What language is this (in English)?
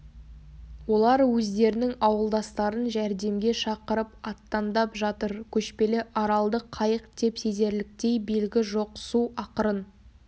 Kazakh